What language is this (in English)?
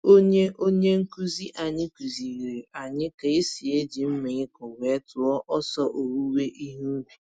Igbo